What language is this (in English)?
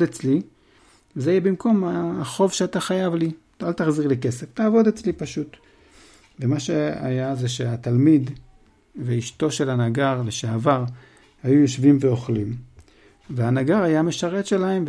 Hebrew